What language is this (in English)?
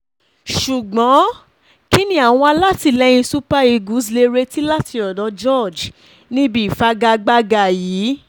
Yoruba